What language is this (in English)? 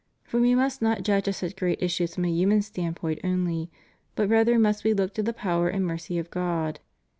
English